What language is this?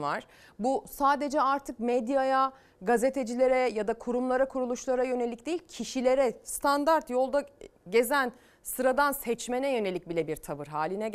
Turkish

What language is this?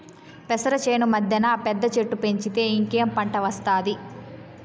Telugu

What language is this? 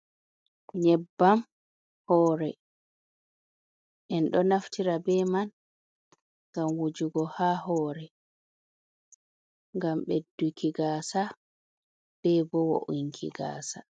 Fula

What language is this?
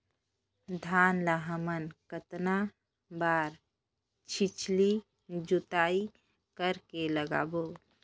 Chhattisgarhi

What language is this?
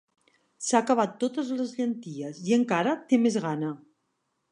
Catalan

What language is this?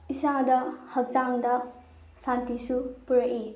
Manipuri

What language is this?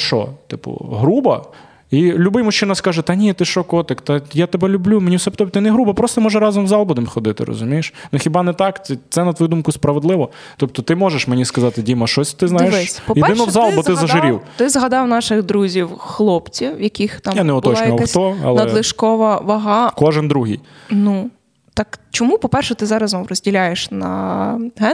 Ukrainian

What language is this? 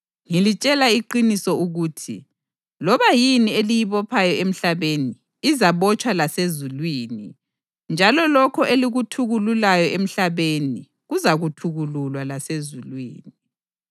North Ndebele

